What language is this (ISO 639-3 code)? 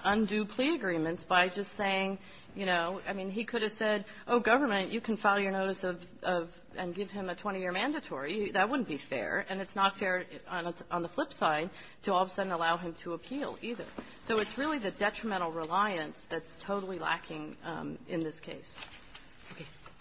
eng